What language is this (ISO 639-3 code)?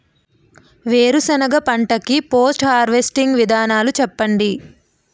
tel